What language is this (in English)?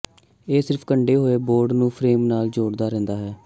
Punjabi